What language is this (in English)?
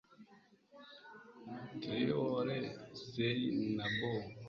Kinyarwanda